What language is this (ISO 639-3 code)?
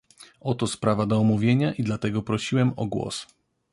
pol